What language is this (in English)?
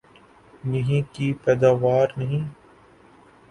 Urdu